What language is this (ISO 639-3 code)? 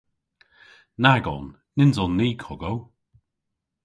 cor